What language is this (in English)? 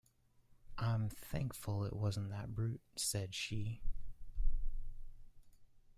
English